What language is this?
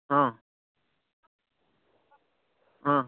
Gujarati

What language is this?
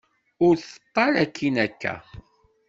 Kabyle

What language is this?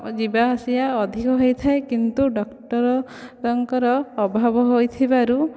Odia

